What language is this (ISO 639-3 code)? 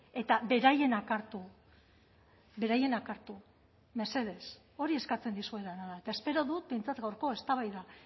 eus